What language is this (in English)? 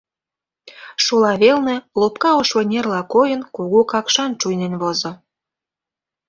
Mari